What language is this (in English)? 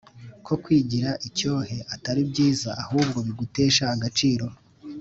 Kinyarwanda